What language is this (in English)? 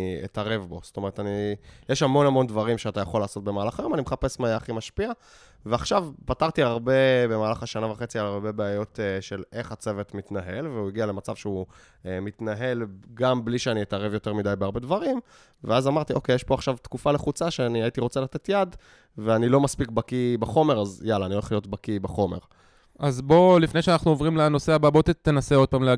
Hebrew